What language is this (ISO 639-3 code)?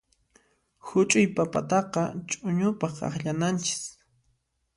qxp